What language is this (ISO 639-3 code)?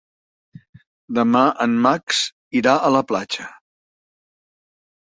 cat